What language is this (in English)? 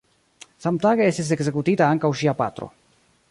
Esperanto